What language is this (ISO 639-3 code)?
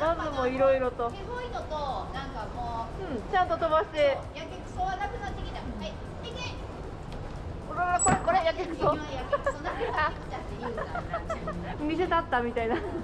jpn